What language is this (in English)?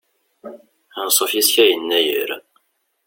Kabyle